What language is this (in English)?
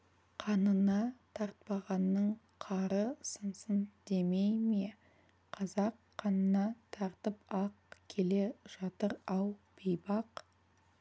Kazakh